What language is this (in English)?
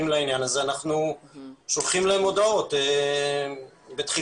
Hebrew